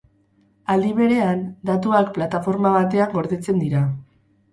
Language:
Basque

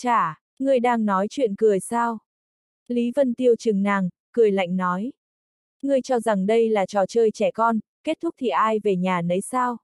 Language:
Vietnamese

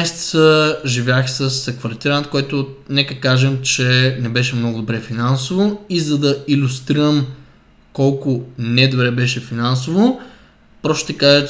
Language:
Bulgarian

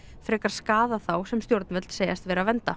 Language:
Icelandic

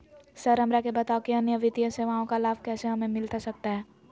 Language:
Magahi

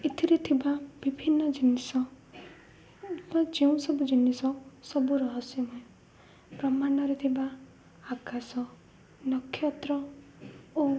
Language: Odia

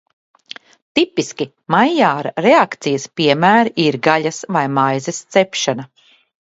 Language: Latvian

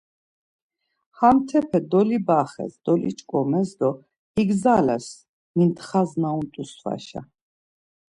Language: Laz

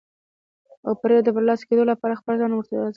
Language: Pashto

